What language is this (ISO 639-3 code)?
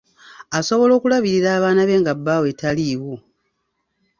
lug